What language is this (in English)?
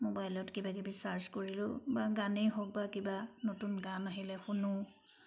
Assamese